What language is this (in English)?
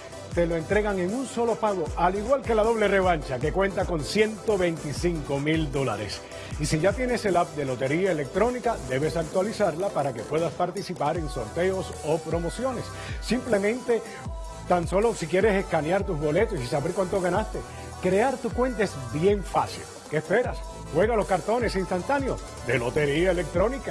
Spanish